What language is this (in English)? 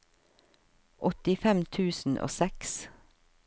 Norwegian